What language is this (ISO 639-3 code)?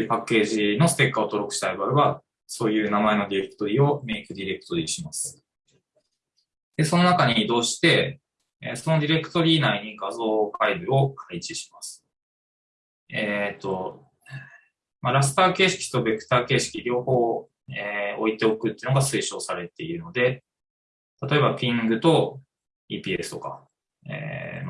jpn